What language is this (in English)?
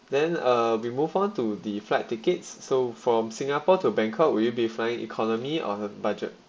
English